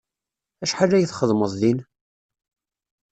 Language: Kabyle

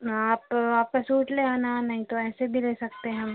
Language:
Hindi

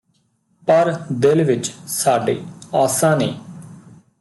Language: Punjabi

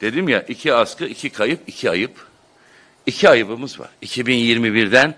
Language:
Turkish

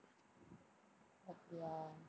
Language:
Tamil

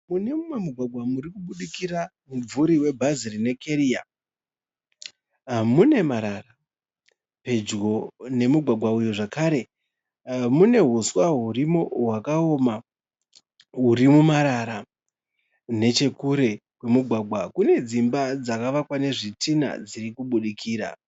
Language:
Shona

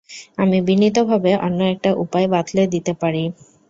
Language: Bangla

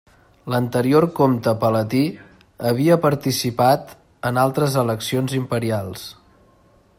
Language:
Catalan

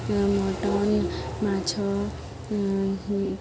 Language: Odia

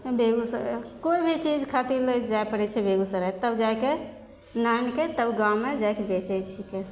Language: Maithili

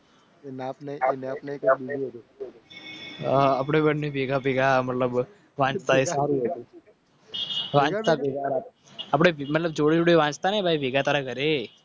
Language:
Gujarati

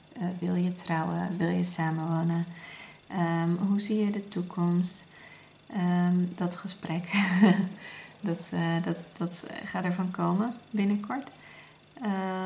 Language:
Dutch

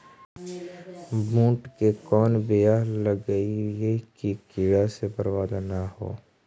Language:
Magahi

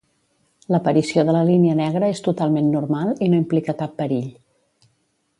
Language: Catalan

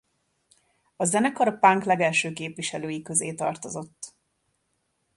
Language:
Hungarian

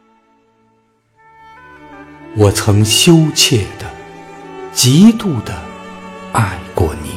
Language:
Chinese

